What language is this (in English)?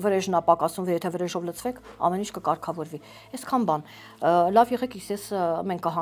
Romanian